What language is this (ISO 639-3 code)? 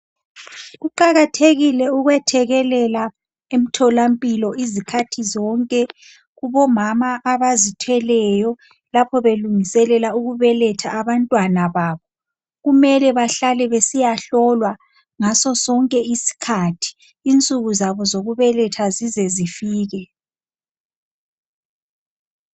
nde